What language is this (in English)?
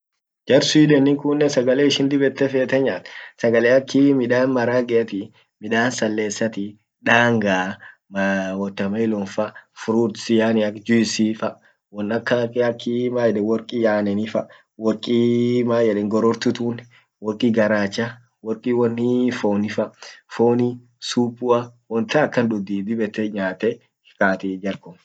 Orma